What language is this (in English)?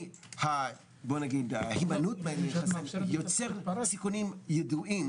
Hebrew